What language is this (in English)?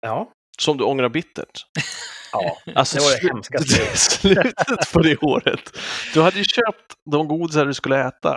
Swedish